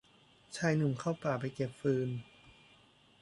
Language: Thai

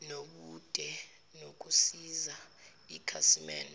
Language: Zulu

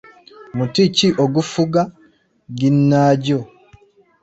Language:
Ganda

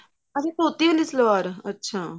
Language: Punjabi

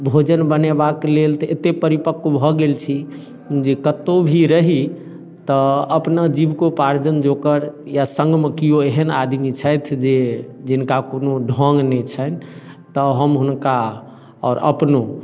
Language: Maithili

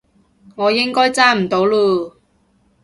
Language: Cantonese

